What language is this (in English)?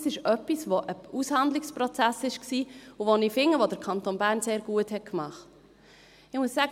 Swiss German